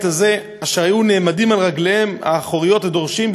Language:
Hebrew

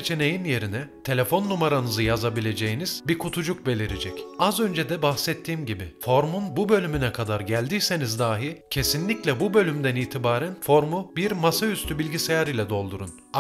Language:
Turkish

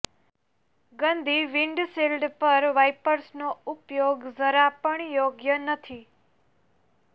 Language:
Gujarati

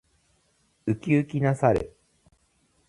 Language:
Japanese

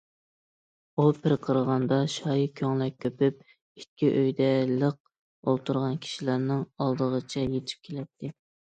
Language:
Uyghur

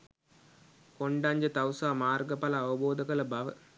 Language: Sinhala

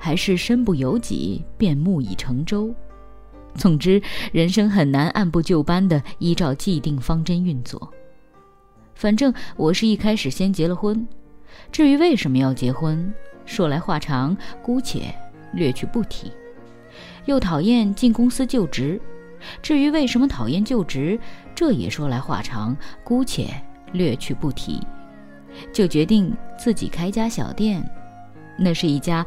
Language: Chinese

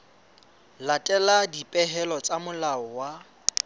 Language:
Southern Sotho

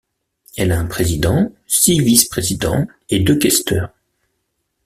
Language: French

